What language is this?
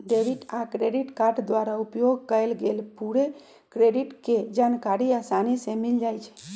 Magahi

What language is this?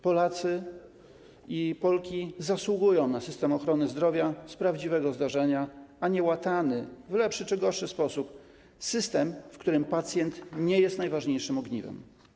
Polish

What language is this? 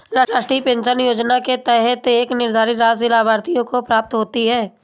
Hindi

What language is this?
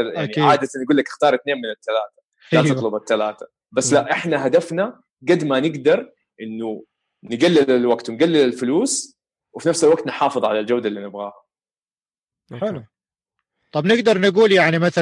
Arabic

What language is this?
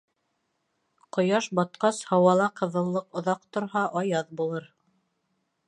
Bashkir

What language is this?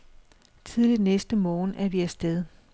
Danish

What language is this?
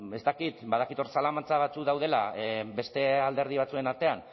Basque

